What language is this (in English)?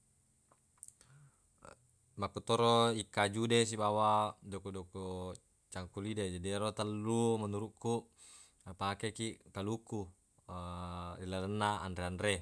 Buginese